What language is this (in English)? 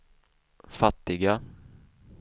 Swedish